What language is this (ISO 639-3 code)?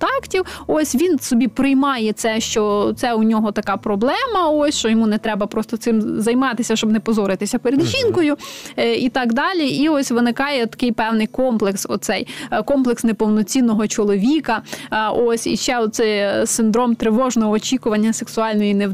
ukr